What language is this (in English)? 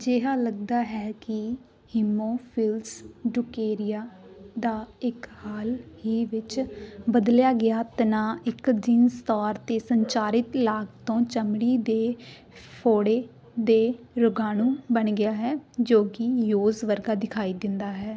Punjabi